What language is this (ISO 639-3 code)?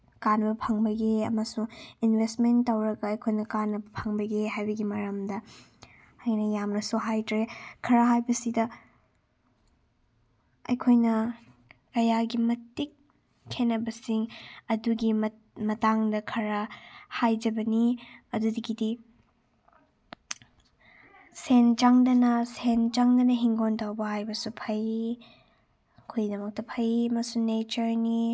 mni